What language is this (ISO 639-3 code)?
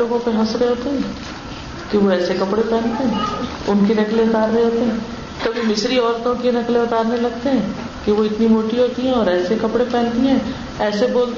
urd